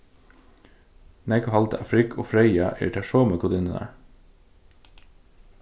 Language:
Faroese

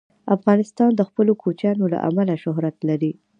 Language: Pashto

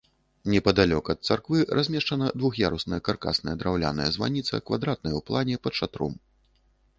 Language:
Belarusian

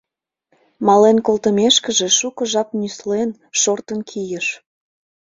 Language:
Mari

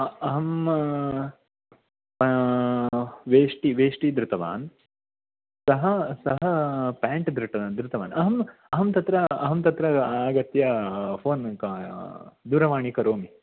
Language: Sanskrit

